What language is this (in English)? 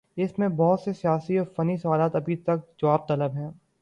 Urdu